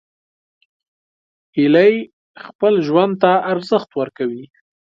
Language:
Pashto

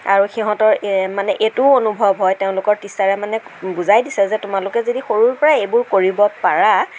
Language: Assamese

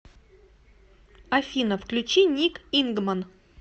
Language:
Russian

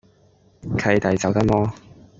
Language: Cantonese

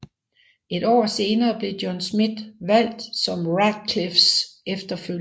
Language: Danish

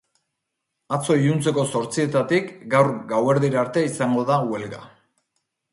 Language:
Basque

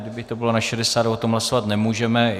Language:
Czech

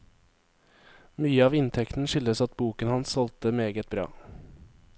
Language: Norwegian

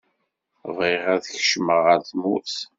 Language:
Kabyle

